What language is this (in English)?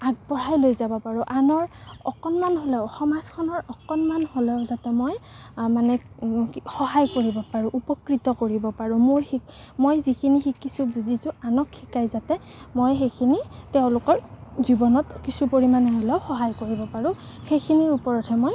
Assamese